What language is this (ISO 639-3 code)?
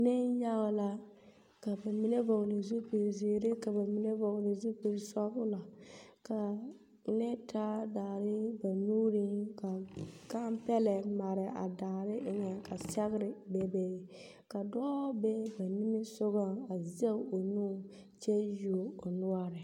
dga